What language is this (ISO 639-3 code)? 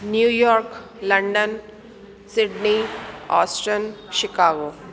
snd